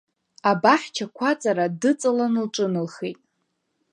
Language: Abkhazian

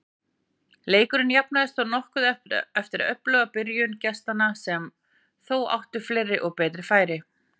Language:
Icelandic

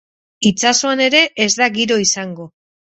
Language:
Basque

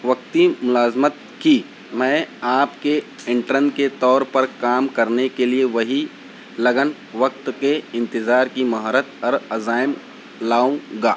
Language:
Urdu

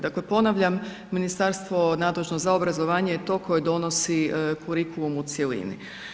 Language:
Croatian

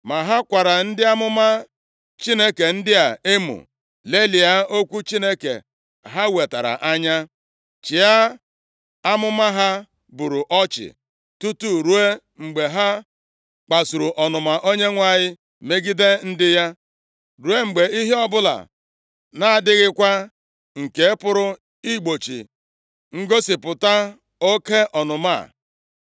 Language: Igbo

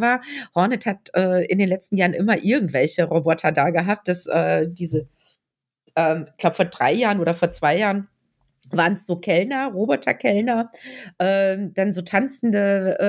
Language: German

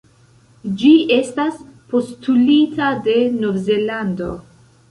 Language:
Esperanto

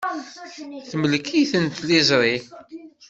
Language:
Kabyle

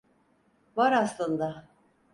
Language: Turkish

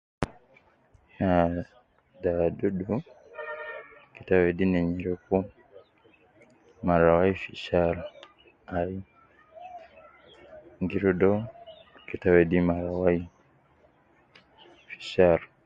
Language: Nubi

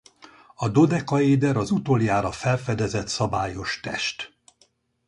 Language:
Hungarian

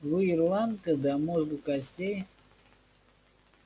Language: Russian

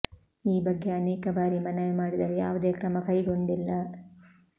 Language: Kannada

